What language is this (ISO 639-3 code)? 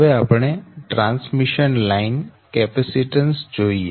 guj